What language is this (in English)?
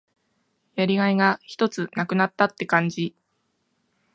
Japanese